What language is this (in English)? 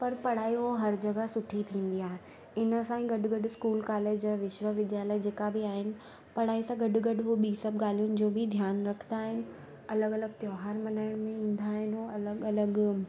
Sindhi